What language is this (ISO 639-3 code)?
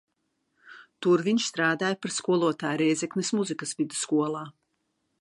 lav